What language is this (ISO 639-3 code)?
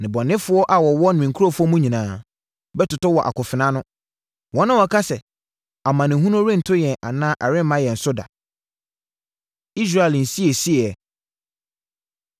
aka